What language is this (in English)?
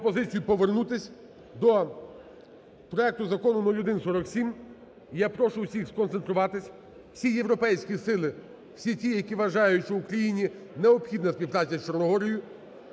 Ukrainian